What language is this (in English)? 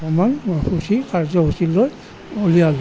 Assamese